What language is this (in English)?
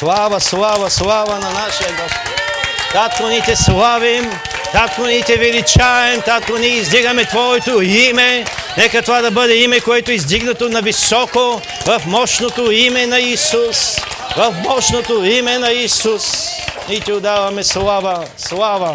Bulgarian